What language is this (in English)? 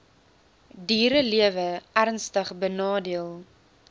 Afrikaans